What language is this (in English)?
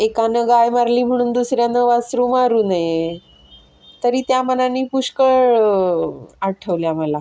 Marathi